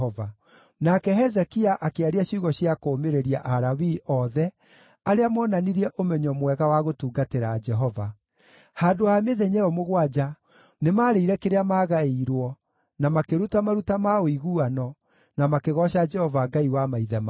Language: Kikuyu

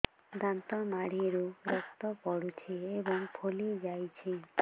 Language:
Odia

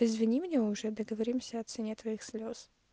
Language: Russian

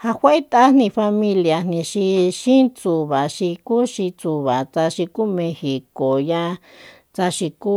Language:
Soyaltepec Mazatec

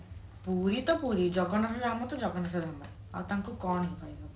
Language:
Odia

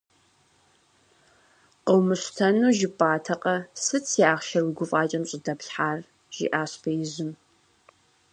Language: Kabardian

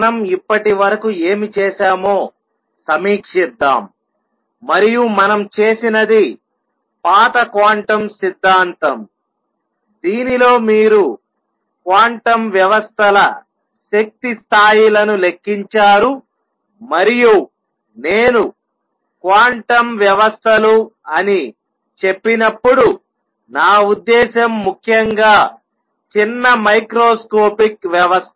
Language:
Telugu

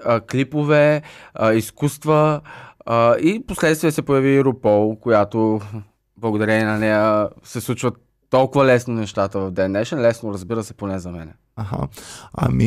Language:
Bulgarian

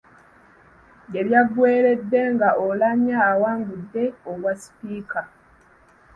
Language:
Ganda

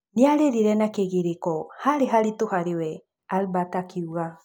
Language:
Kikuyu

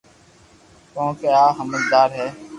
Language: Loarki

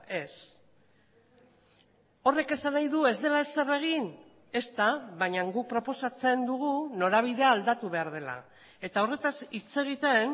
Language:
Basque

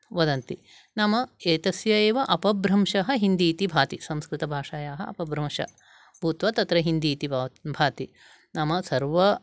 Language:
Sanskrit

